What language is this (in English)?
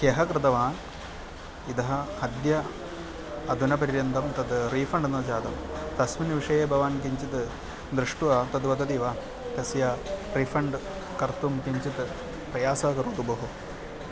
Sanskrit